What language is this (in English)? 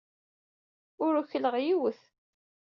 Kabyle